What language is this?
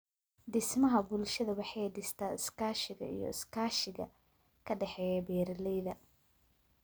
Somali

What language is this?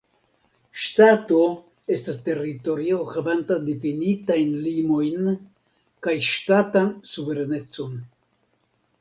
Esperanto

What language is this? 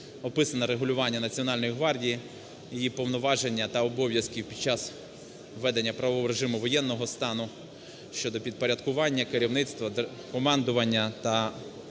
Ukrainian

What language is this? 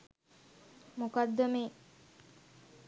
Sinhala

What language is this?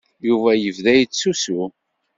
Kabyle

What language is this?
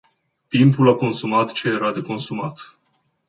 Romanian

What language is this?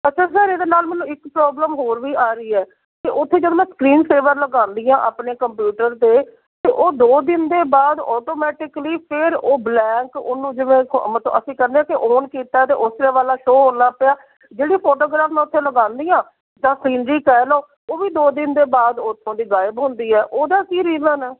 Punjabi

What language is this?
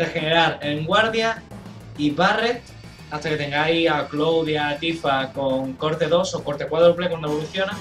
Spanish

